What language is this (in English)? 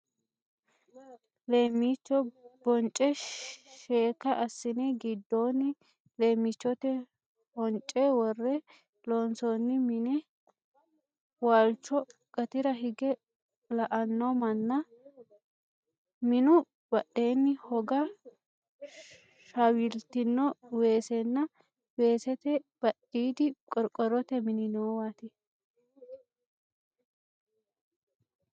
Sidamo